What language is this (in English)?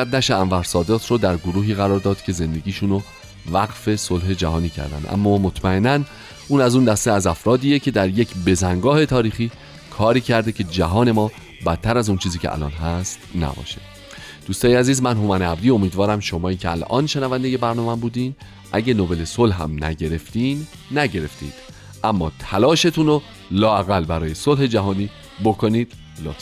Persian